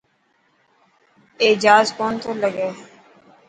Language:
Dhatki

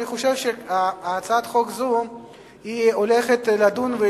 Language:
Hebrew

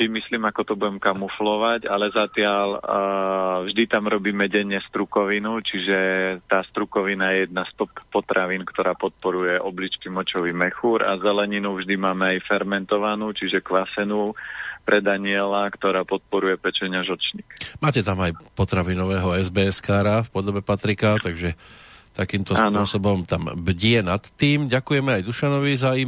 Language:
Slovak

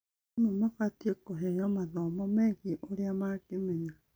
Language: Kikuyu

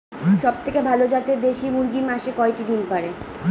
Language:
Bangla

